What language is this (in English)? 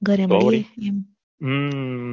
Gujarati